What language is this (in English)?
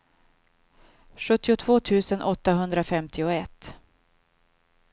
Swedish